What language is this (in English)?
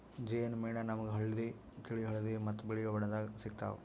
Kannada